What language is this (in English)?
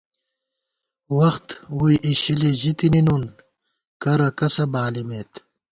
Gawar-Bati